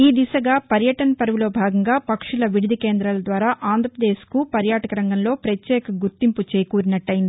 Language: Telugu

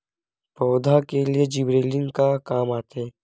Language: Chhattisgarhi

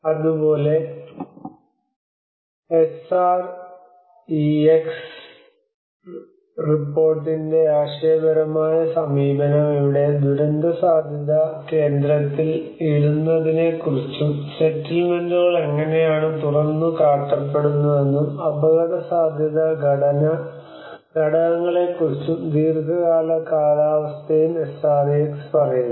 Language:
Malayalam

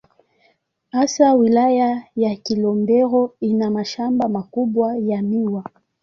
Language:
Swahili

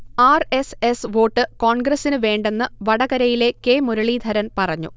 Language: Malayalam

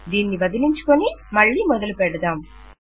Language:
Telugu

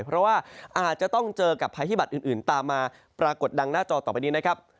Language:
Thai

